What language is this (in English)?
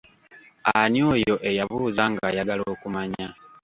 Ganda